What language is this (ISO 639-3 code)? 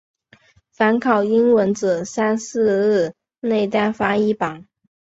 zho